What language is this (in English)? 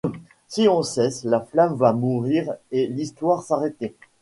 French